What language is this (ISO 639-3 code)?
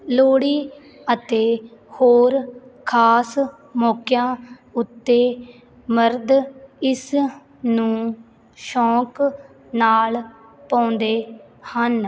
pan